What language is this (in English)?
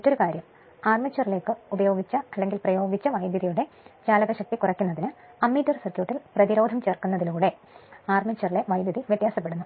Malayalam